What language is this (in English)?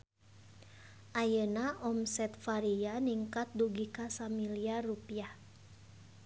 Sundanese